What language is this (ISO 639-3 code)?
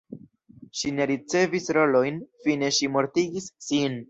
epo